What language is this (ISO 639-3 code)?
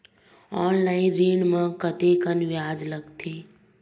hne